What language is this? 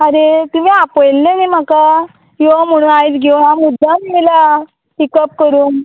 Konkani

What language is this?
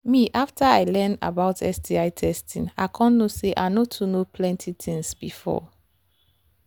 Nigerian Pidgin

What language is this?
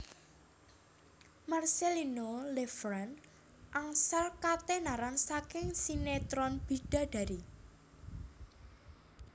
Javanese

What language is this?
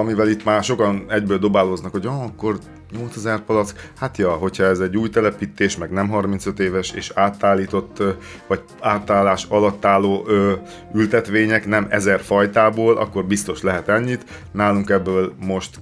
Hungarian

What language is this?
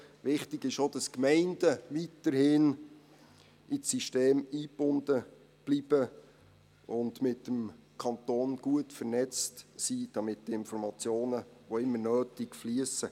Swiss German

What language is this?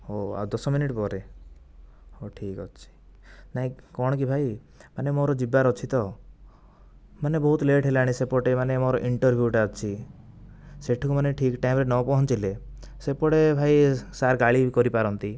Odia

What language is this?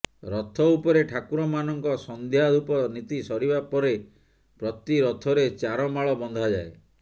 Odia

